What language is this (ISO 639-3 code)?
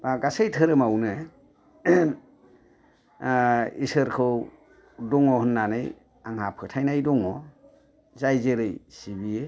brx